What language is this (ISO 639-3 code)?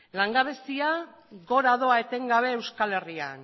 eus